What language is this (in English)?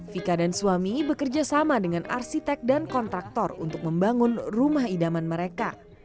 Indonesian